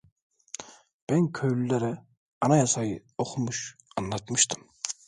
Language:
Turkish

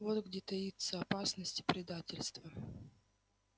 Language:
Russian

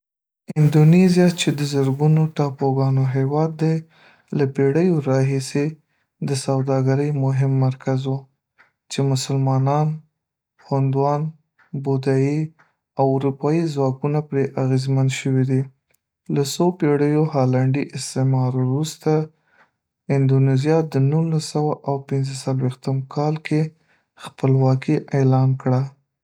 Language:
Pashto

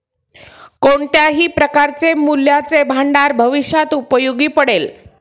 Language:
Marathi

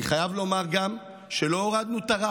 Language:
Hebrew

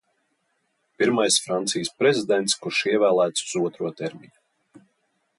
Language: Latvian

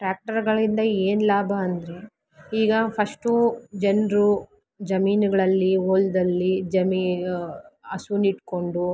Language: Kannada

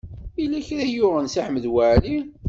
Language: Kabyle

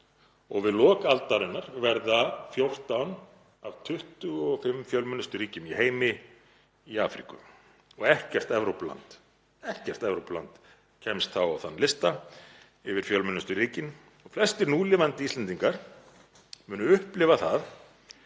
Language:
Icelandic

